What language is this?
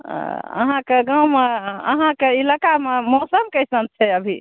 Maithili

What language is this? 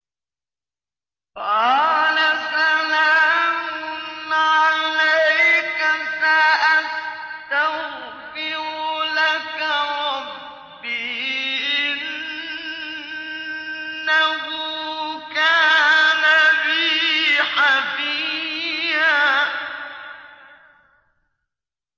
Arabic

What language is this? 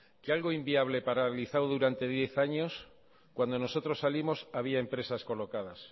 Spanish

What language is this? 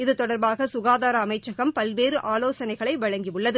Tamil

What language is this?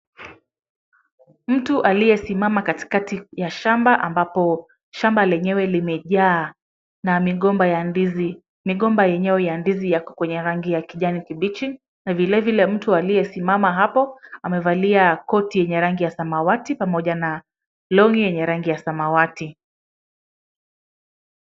Swahili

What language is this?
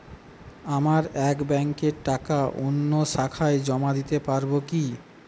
Bangla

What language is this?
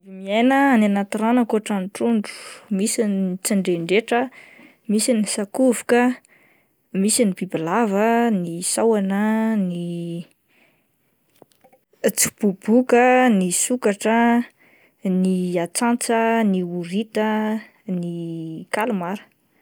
Malagasy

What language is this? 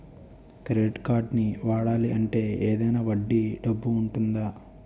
Telugu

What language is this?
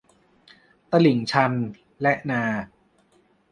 Thai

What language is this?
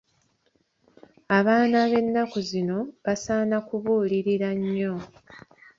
Ganda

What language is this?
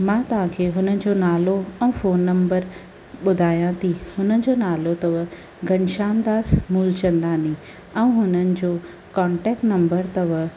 Sindhi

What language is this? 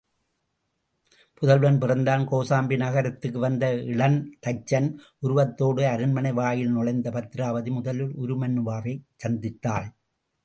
Tamil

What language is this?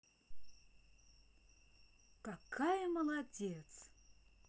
Russian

